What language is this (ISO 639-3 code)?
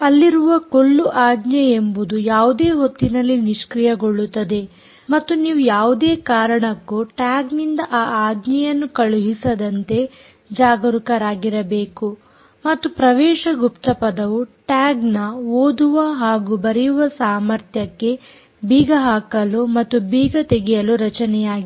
kan